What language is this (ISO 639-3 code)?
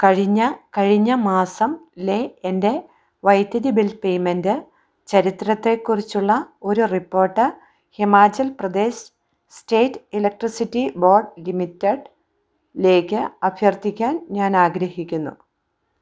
mal